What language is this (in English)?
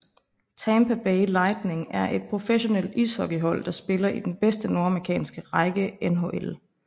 Danish